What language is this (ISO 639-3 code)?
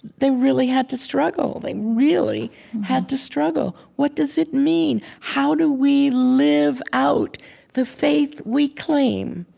eng